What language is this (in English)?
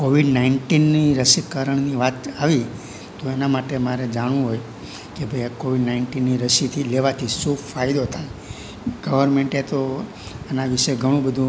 Gujarati